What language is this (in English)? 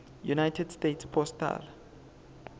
Swati